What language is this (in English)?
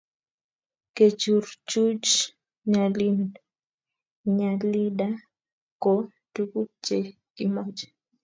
Kalenjin